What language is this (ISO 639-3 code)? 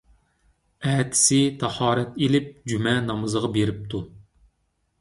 uig